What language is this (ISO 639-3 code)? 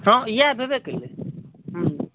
mai